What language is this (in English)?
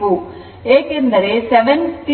Kannada